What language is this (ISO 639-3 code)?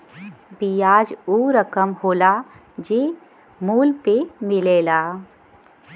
bho